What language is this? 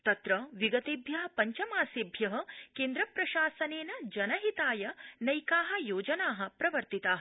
Sanskrit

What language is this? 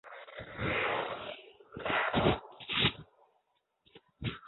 Chinese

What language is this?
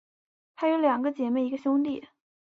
Chinese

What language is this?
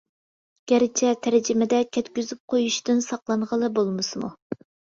Uyghur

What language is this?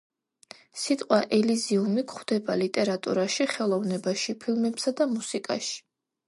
Georgian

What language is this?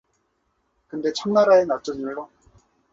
Korean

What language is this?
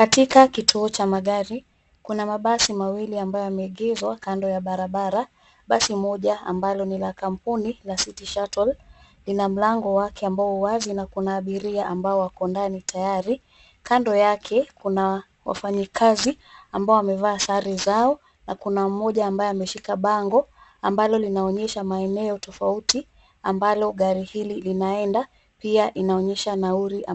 Swahili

